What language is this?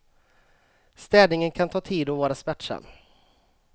Swedish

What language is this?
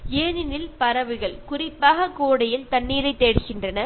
Malayalam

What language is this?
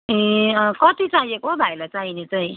Nepali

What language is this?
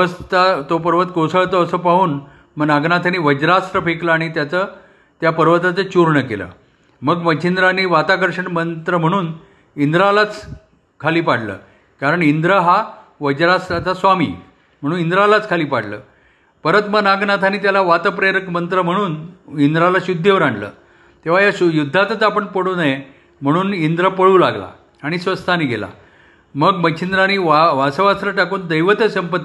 Marathi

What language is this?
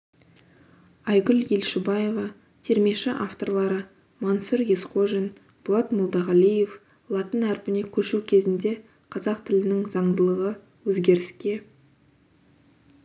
Kazakh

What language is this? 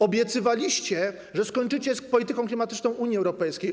Polish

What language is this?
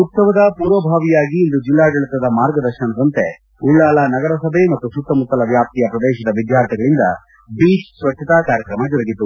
Kannada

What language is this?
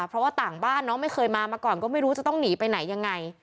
Thai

